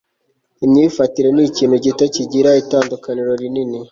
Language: Kinyarwanda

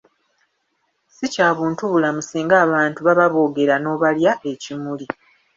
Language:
Ganda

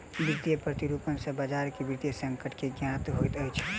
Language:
Maithili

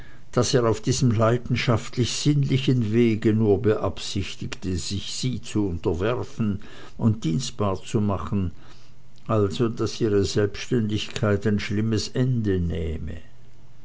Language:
German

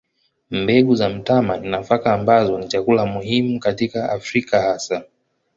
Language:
Swahili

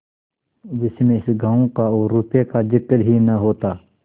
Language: Hindi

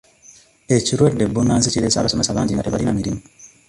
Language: Ganda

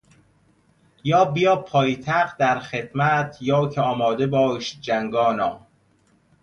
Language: Persian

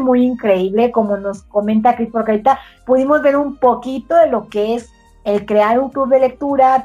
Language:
Spanish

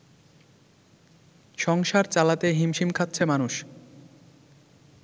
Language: Bangla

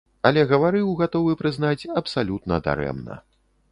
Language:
Belarusian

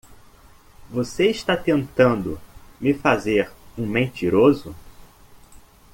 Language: Portuguese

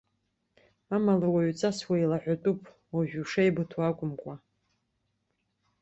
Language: Abkhazian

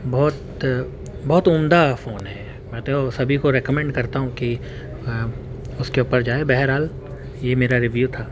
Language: Urdu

